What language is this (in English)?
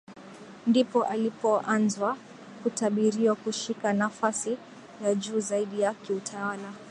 Swahili